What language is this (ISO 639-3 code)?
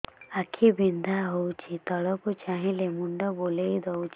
ori